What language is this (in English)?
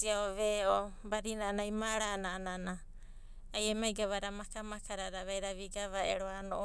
Abadi